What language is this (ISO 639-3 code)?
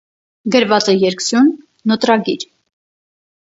hye